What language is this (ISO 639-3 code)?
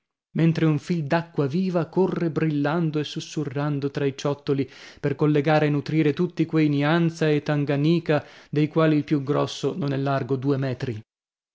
ita